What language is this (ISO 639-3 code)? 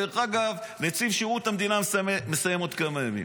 heb